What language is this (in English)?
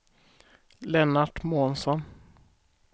Swedish